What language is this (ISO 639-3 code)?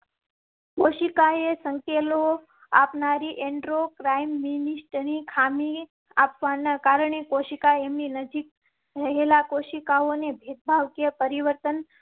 guj